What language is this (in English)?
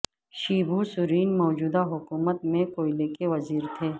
Urdu